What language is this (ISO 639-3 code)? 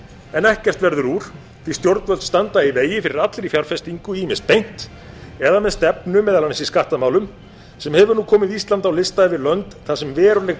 isl